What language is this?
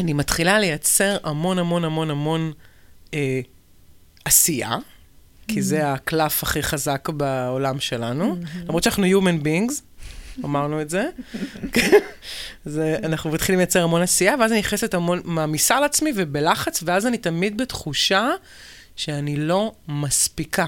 Hebrew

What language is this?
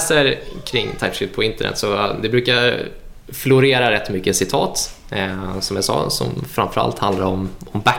Swedish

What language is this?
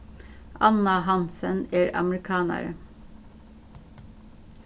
Faroese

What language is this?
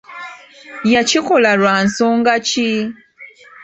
Ganda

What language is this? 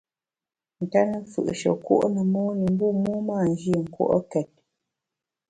Bamun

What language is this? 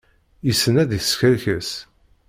Kabyle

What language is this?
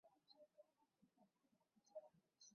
Chinese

